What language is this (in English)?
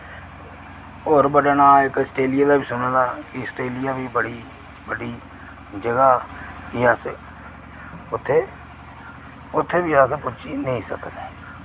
Dogri